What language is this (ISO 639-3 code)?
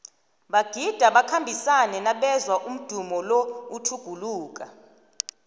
nbl